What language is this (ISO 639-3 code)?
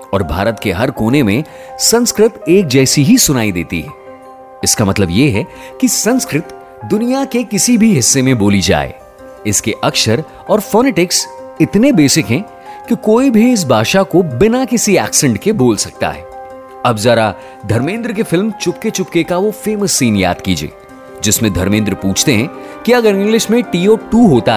hin